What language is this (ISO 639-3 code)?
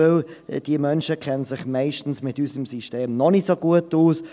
gsw